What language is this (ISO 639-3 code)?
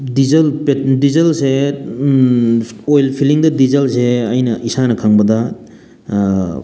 mni